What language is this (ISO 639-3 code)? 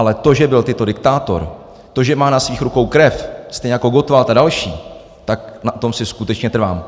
ces